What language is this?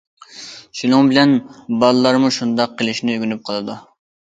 Uyghur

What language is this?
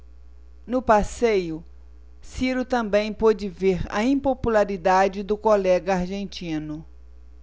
Portuguese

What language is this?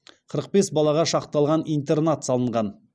Kazakh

